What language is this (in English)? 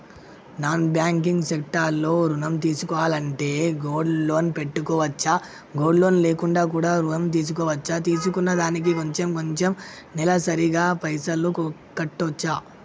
Telugu